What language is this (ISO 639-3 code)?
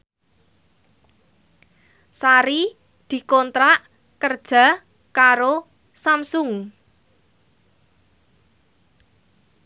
jav